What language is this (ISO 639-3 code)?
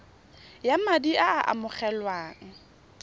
tsn